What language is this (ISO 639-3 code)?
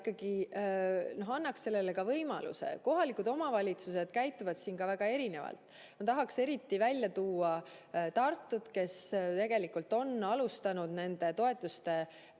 est